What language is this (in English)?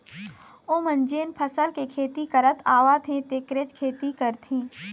Chhattisgarhi